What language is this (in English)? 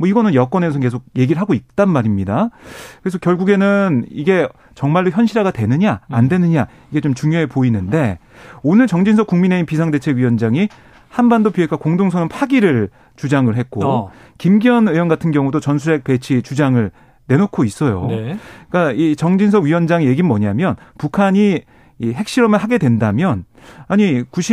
Korean